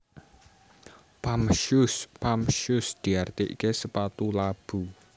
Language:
Javanese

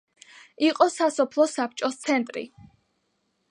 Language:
Georgian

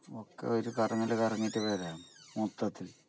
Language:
Malayalam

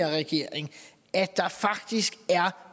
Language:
Danish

